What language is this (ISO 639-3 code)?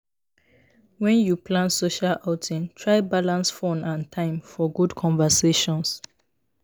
pcm